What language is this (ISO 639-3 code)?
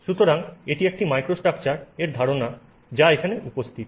ben